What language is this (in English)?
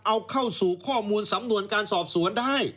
Thai